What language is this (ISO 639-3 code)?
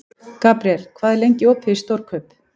isl